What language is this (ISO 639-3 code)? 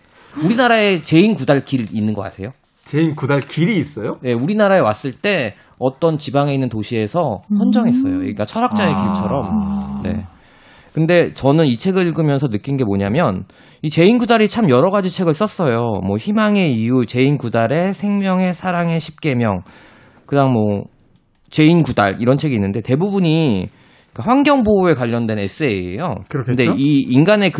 kor